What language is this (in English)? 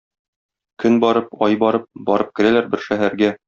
Tatar